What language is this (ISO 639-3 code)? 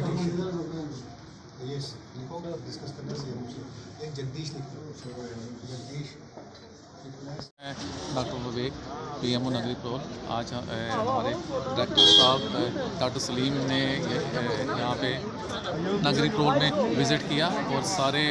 hin